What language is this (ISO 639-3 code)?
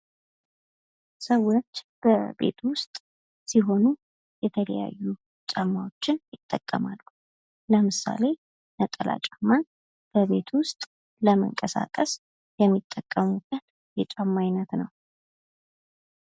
amh